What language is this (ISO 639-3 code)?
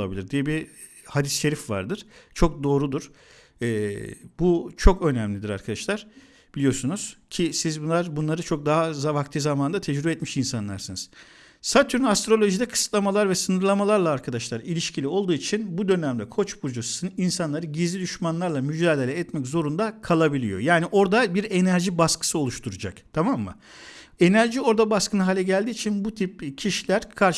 tur